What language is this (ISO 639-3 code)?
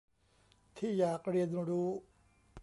tha